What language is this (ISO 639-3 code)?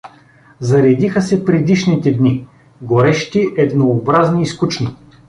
bul